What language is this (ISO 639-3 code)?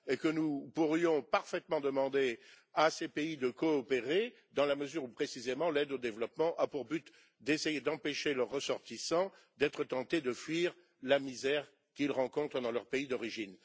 fra